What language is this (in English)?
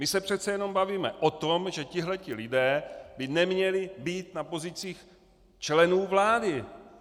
Czech